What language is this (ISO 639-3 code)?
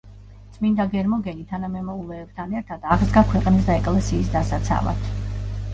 kat